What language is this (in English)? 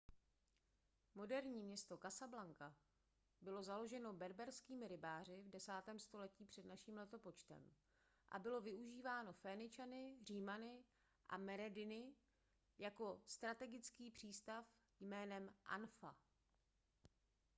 Czech